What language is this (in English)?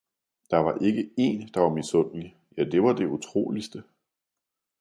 Danish